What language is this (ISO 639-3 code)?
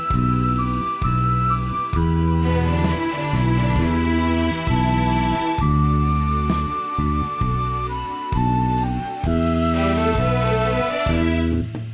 tha